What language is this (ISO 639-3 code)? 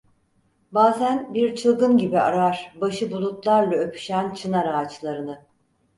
tur